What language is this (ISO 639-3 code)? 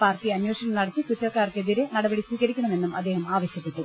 mal